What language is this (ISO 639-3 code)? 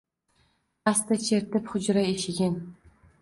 uzb